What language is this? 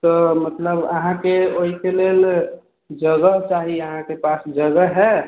Maithili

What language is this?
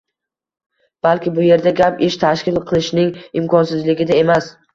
Uzbek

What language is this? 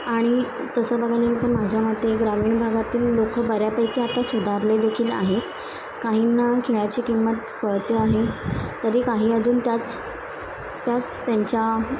Marathi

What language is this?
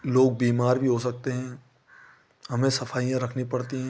Hindi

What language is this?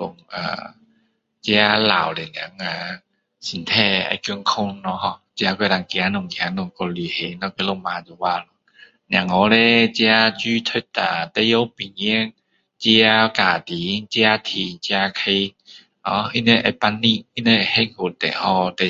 Min Dong Chinese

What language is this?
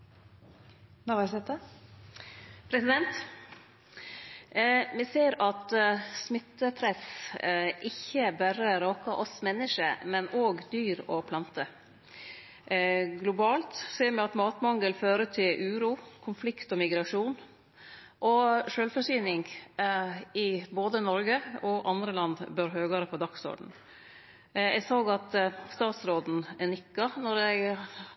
Norwegian Nynorsk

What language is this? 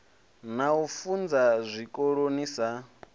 Venda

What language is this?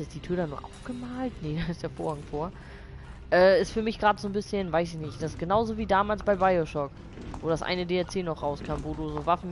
German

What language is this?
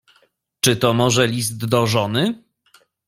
Polish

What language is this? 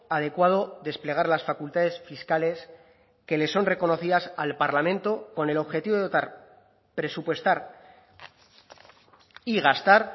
Spanish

